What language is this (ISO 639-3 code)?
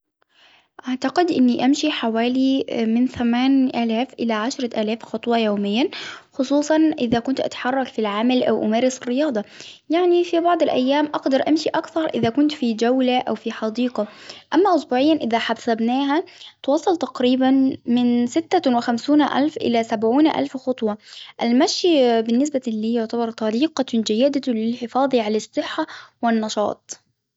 acw